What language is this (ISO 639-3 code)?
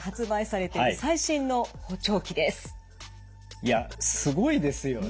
jpn